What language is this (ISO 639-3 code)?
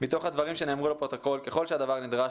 heb